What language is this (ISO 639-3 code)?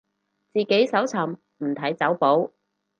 yue